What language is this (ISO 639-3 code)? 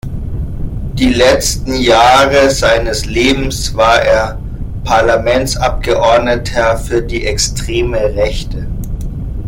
deu